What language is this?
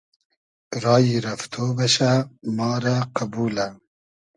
Hazaragi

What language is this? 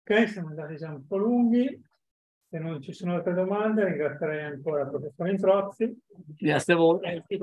Italian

